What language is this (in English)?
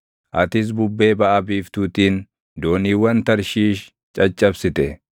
Oromo